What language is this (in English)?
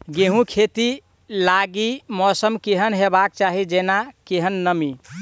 Maithili